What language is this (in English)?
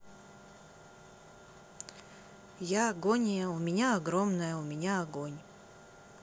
Russian